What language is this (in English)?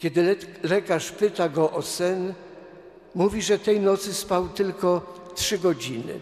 Polish